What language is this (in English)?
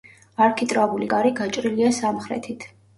Georgian